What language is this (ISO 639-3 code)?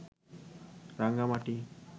ben